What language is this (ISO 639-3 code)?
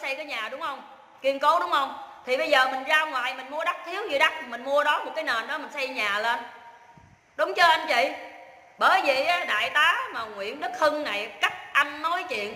vie